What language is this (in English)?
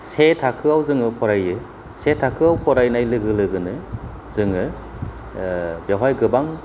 Bodo